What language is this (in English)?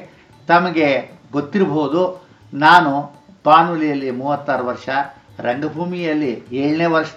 Kannada